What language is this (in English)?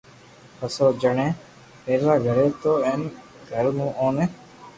Loarki